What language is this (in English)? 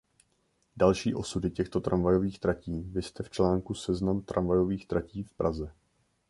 Czech